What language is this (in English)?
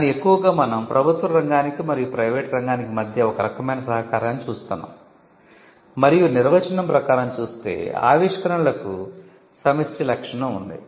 Telugu